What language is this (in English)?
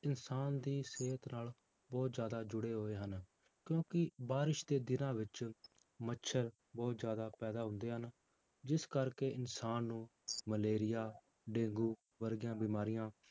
Punjabi